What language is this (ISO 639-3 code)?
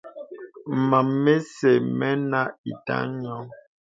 beb